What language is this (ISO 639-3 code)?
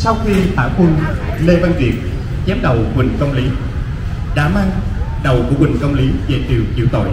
vie